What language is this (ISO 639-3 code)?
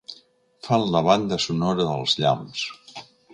cat